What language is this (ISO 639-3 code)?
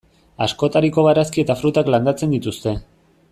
eus